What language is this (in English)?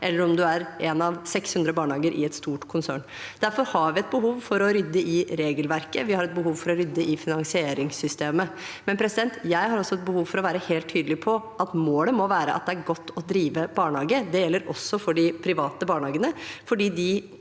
Norwegian